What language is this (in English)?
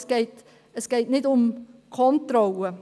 Swiss German